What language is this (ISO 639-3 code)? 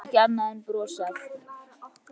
isl